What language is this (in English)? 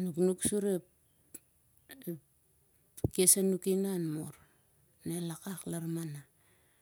Siar-Lak